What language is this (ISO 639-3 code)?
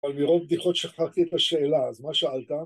heb